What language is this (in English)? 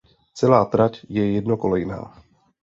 Czech